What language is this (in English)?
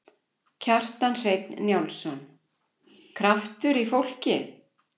Icelandic